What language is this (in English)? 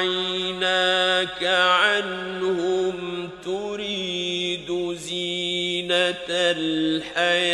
Arabic